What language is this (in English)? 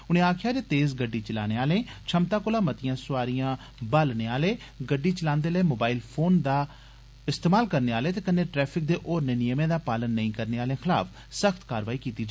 Dogri